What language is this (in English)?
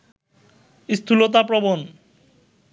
Bangla